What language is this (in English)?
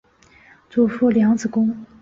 Chinese